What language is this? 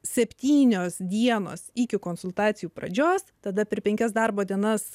Lithuanian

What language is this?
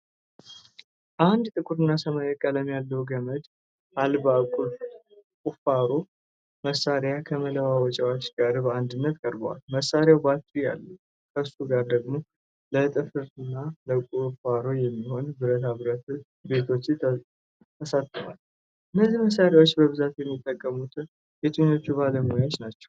Amharic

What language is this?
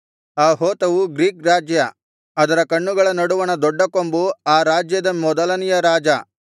Kannada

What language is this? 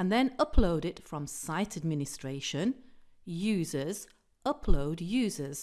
English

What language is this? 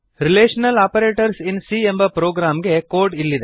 Kannada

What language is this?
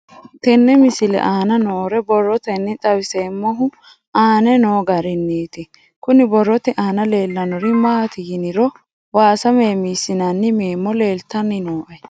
Sidamo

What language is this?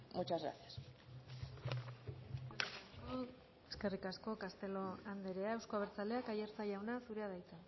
Basque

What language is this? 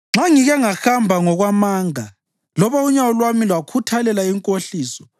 North Ndebele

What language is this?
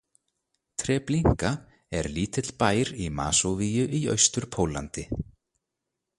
Icelandic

